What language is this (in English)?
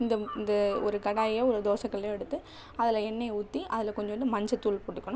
Tamil